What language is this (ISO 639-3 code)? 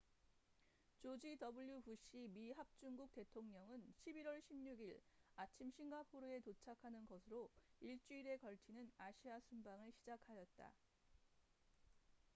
kor